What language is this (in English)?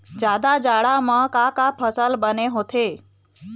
Chhattisgarhi